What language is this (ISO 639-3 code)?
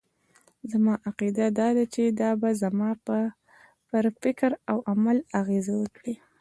pus